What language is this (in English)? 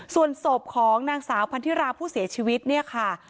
Thai